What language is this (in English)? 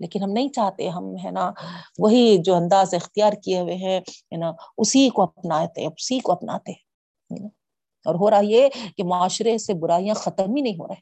Urdu